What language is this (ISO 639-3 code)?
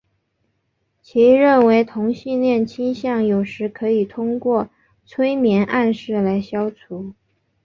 zho